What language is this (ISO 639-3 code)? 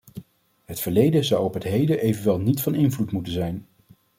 nld